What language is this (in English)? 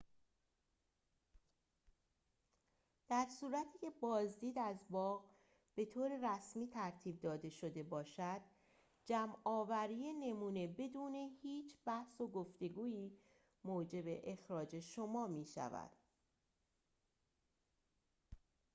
Persian